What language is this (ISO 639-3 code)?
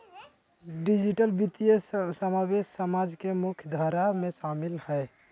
mag